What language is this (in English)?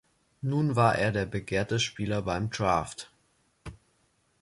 German